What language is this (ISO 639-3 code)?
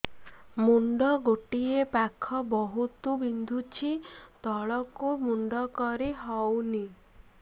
ori